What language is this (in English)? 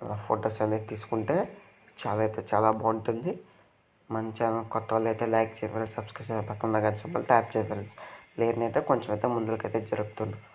Telugu